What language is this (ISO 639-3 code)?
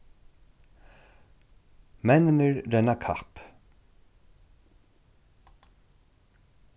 fao